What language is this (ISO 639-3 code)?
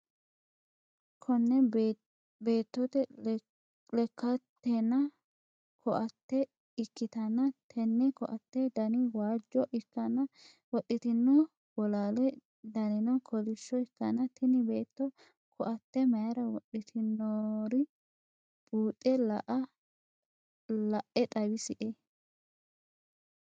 sid